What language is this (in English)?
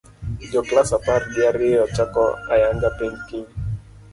Luo (Kenya and Tanzania)